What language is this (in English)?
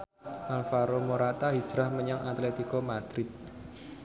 Javanese